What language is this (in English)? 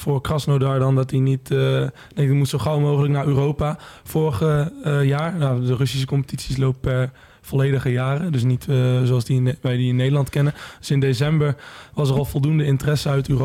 Dutch